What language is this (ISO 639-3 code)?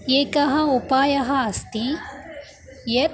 san